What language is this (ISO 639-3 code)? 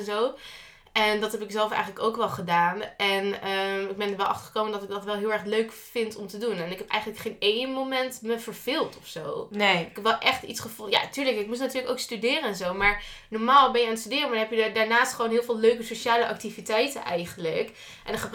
nld